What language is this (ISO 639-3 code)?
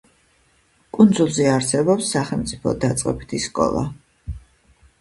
kat